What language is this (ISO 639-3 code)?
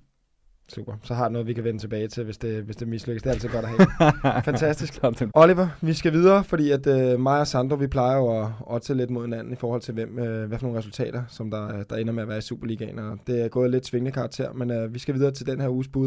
dan